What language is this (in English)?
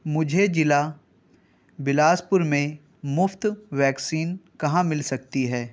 Urdu